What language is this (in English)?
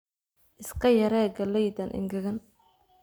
Somali